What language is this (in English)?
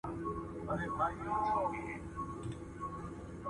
Pashto